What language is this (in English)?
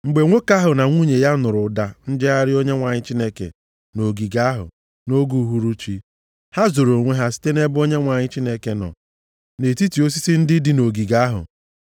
Igbo